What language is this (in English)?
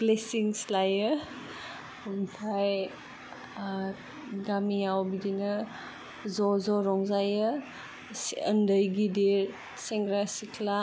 Bodo